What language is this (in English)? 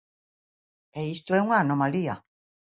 Galician